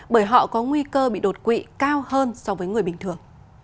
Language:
Vietnamese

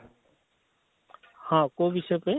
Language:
Odia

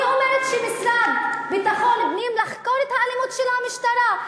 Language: Hebrew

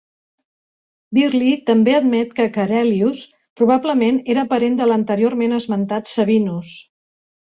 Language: Catalan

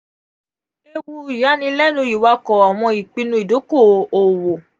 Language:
Yoruba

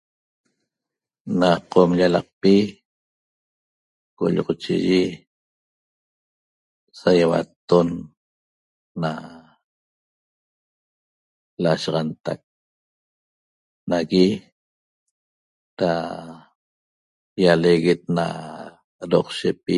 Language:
Toba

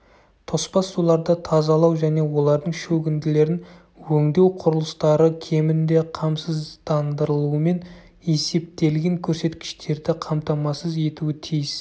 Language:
Kazakh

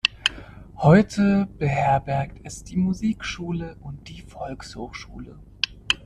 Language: German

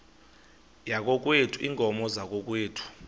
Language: Xhosa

